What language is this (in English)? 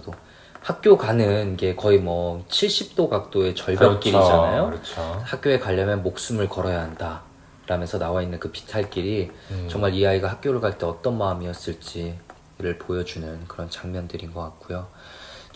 Korean